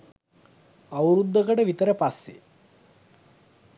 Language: Sinhala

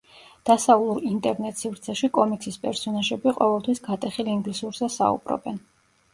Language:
Georgian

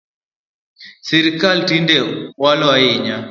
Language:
Luo (Kenya and Tanzania)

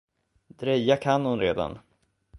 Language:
Swedish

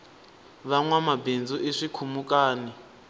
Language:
Tsonga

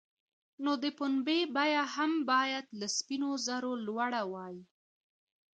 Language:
Pashto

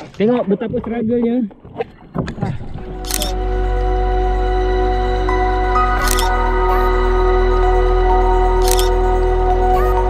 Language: Malay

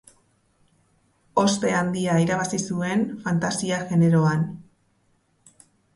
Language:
Basque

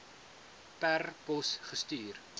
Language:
Afrikaans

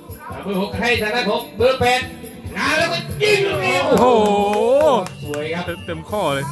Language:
Thai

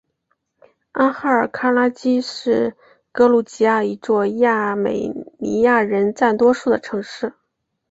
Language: Chinese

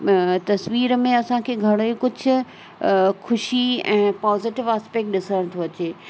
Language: Sindhi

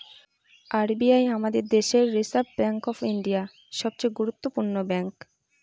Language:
Bangla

